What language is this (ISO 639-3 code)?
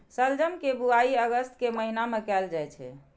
mai